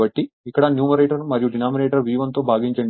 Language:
Telugu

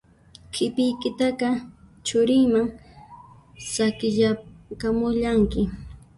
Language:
Puno Quechua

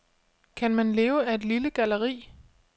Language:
Danish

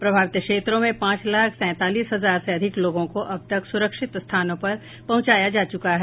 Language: Hindi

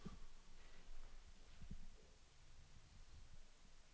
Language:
Danish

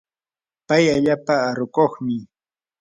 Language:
Yanahuanca Pasco Quechua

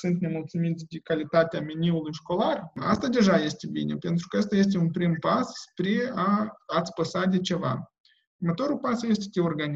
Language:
Romanian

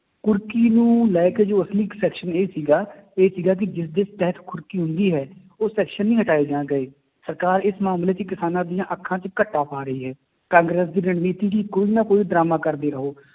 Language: Punjabi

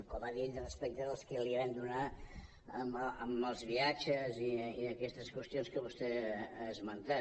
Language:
Catalan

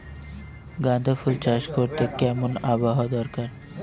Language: Bangla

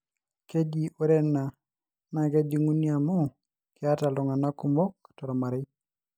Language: Masai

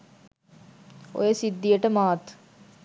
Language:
Sinhala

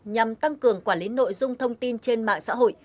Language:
Vietnamese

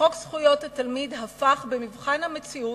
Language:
Hebrew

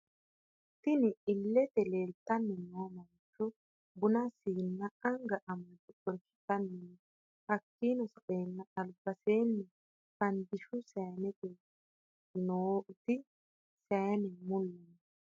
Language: Sidamo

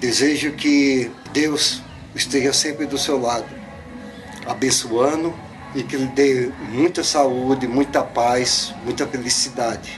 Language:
Portuguese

